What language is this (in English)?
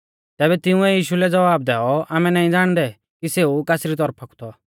Mahasu Pahari